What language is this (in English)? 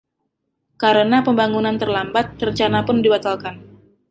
Indonesian